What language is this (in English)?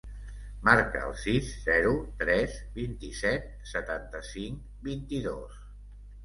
Catalan